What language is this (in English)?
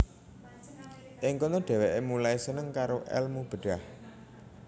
Javanese